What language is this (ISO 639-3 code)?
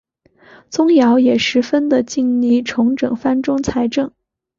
zho